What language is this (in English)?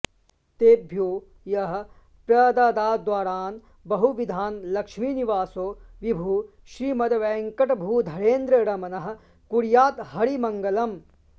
Sanskrit